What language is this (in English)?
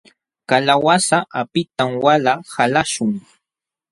Jauja Wanca Quechua